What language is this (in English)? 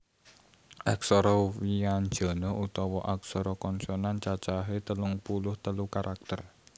Javanese